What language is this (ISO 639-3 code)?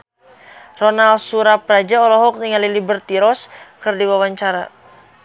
sun